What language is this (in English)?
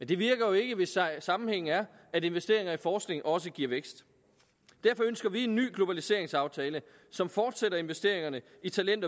Danish